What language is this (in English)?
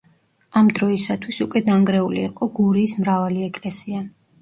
Georgian